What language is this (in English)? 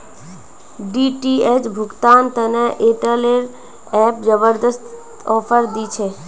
Magahi